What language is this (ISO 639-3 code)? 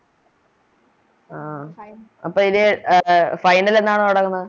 mal